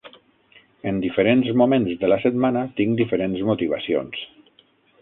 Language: Catalan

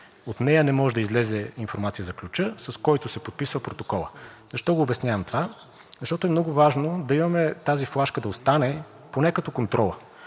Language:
Bulgarian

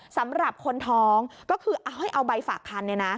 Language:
Thai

